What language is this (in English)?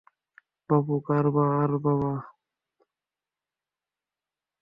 Bangla